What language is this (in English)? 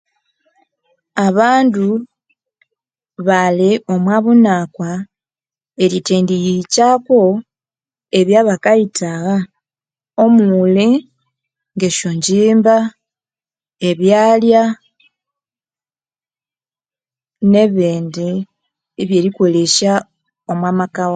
Konzo